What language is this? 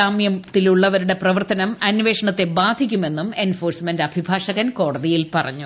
Malayalam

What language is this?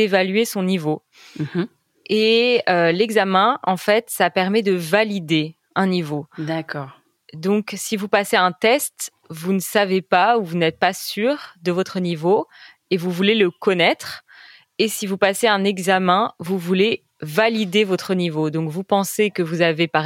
French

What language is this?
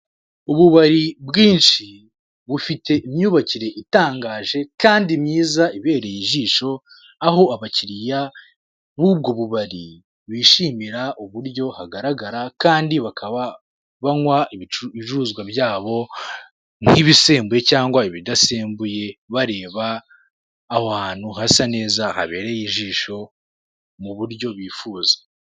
Kinyarwanda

